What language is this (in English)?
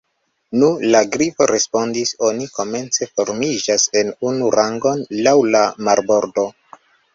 Esperanto